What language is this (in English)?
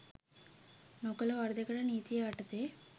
Sinhala